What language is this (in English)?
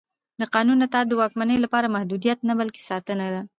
Pashto